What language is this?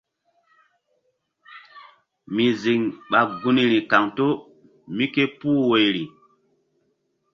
Mbum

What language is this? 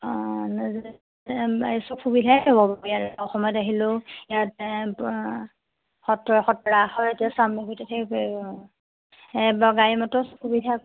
Assamese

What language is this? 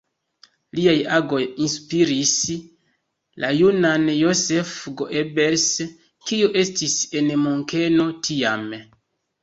Esperanto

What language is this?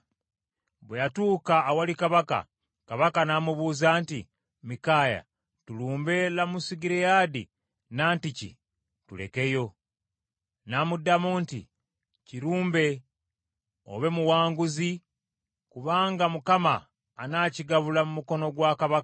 Ganda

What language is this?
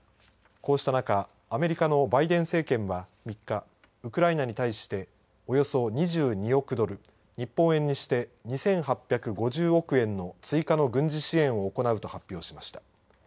Japanese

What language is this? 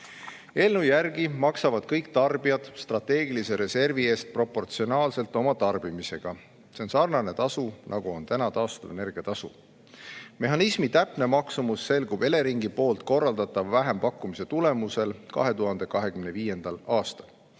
Estonian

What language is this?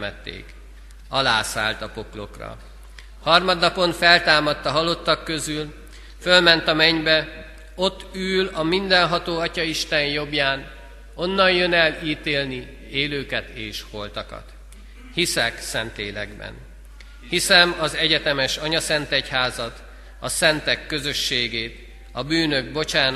Hungarian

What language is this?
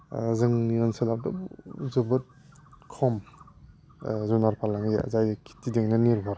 Bodo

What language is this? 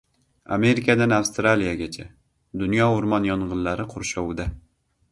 Uzbek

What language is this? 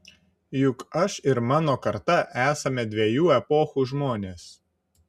Lithuanian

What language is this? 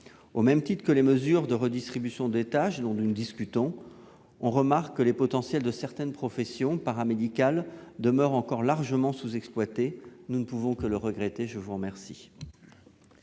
French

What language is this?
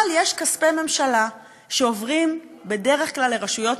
Hebrew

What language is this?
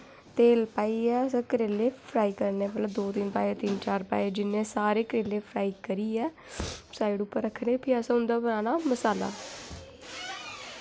Dogri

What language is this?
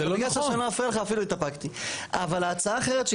Hebrew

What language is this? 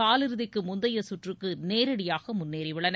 Tamil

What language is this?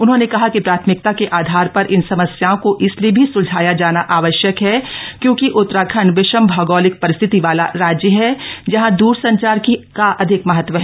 Hindi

